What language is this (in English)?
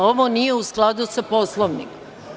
Serbian